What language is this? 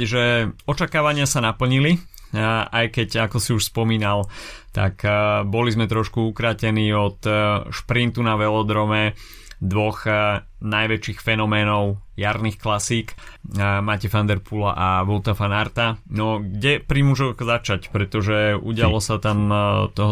Slovak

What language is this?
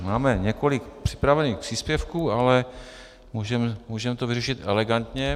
Czech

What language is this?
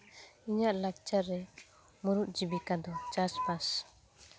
Santali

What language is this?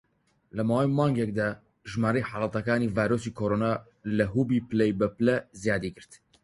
Central Kurdish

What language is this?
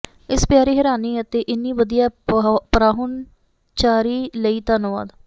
Punjabi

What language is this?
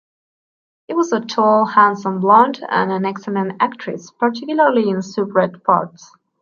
English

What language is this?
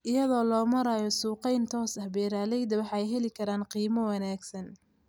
Somali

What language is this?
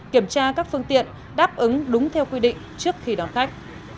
Vietnamese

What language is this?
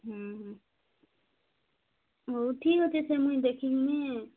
Odia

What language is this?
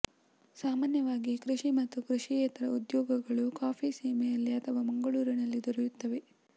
Kannada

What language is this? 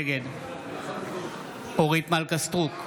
Hebrew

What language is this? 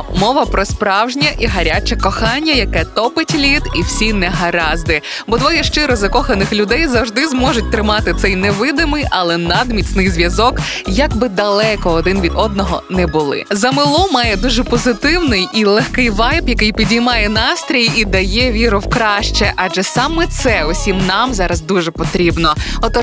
Ukrainian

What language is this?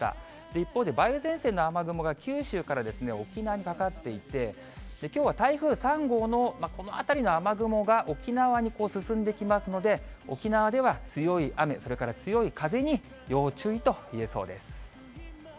Japanese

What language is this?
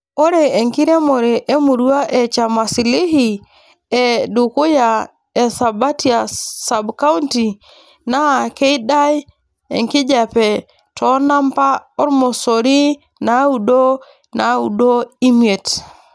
Masai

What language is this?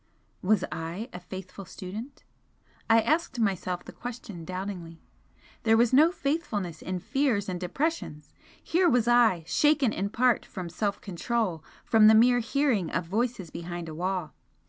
English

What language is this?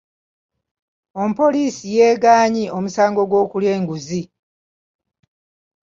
Ganda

